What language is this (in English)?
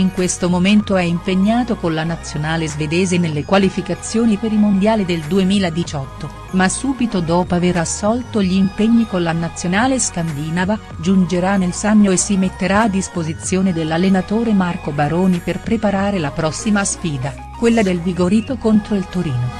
Italian